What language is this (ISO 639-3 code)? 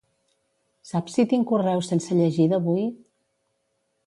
cat